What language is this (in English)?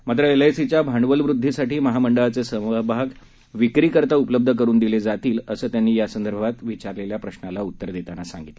Marathi